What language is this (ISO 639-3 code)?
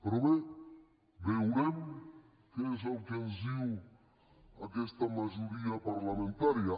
cat